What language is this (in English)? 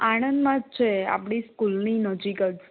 Gujarati